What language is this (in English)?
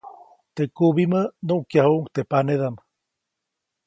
Copainalá Zoque